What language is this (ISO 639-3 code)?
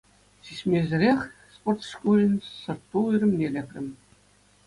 chv